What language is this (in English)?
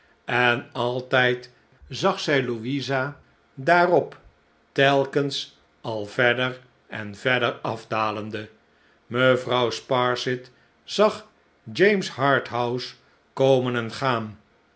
Dutch